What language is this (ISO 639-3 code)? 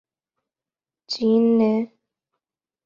urd